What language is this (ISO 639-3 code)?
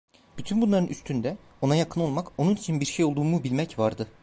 tur